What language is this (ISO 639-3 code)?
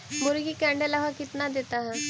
mag